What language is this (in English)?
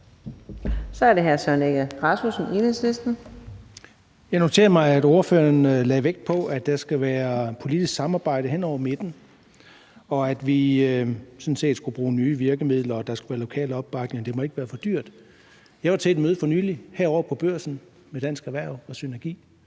Danish